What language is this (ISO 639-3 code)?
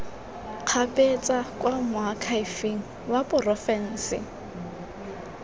tsn